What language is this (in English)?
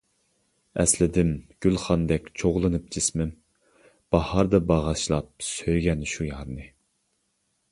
Uyghur